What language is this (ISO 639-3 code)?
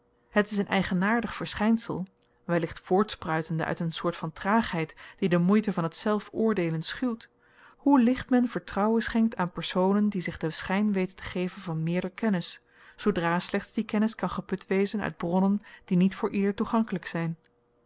nld